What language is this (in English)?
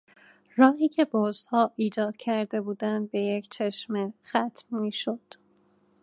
Persian